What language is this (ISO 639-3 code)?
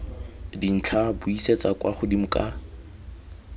tsn